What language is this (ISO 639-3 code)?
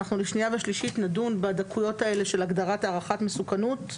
heb